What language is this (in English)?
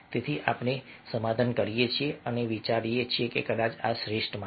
Gujarati